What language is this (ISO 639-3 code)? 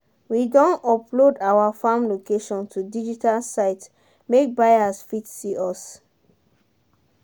pcm